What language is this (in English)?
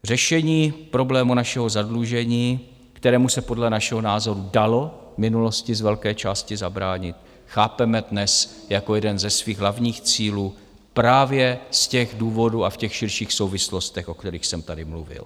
Czech